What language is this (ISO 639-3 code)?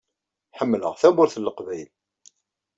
kab